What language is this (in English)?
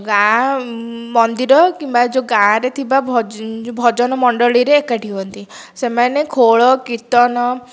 Odia